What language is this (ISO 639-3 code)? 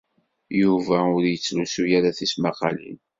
kab